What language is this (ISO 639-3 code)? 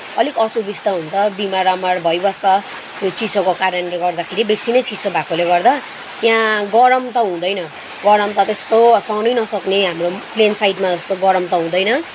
nep